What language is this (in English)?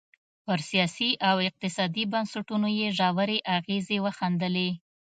Pashto